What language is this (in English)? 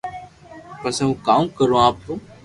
Loarki